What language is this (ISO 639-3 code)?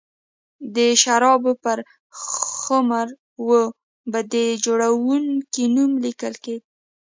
pus